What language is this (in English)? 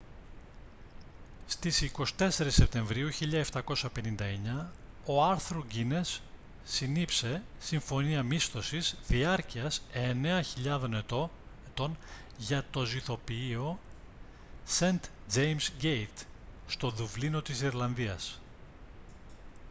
Greek